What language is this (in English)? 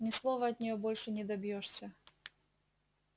Russian